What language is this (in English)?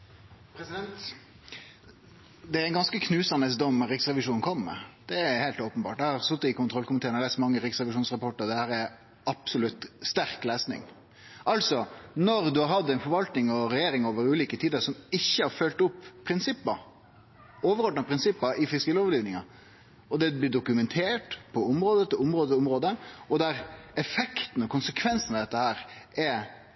Norwegian